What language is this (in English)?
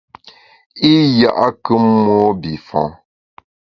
Bamun